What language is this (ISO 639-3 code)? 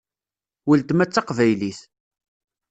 kab